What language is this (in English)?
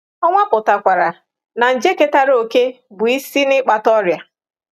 Igbo